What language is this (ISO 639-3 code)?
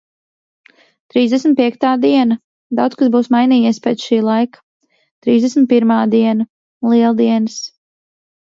lav